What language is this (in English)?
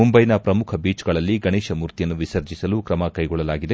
Kannada